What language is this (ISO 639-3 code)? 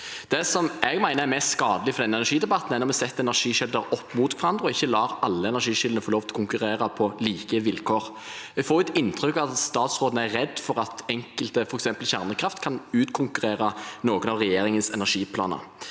nor